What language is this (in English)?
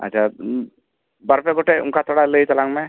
Santali